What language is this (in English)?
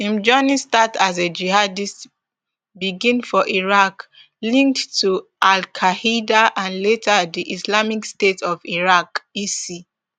Nigerian Pidgin